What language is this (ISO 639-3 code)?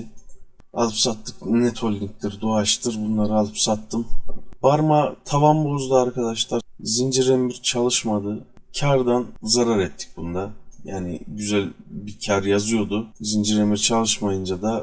tur